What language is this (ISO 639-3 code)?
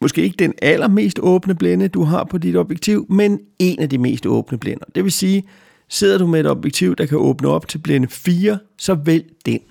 dan